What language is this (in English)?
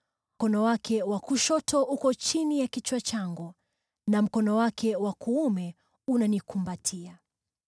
Swahili